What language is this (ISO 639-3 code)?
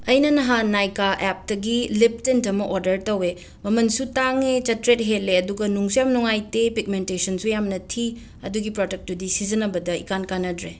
mni